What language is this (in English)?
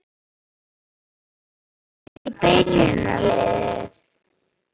Icelandic